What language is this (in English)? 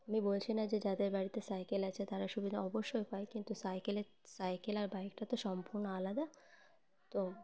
Bangla